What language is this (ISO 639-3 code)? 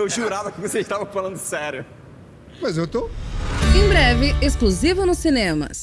por